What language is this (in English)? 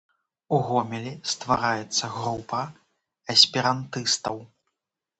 Belarusian